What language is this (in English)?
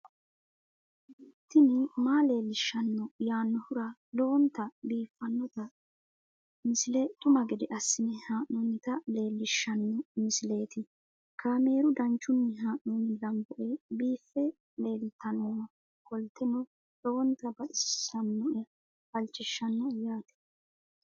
Sidamo